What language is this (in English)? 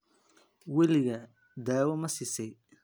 Somali